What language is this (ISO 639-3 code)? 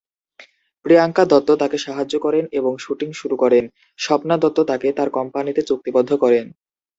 ben